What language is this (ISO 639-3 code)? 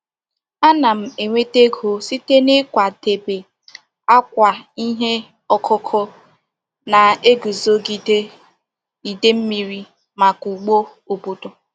ibo